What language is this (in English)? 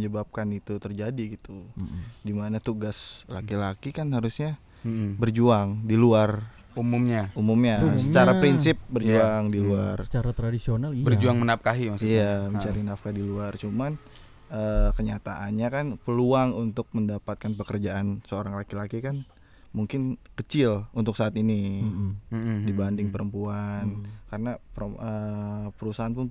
Indonesian